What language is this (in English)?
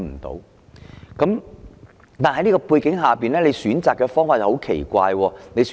Cantonese